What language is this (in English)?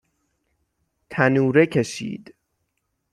Persian